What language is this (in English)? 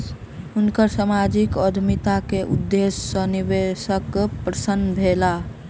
Maithili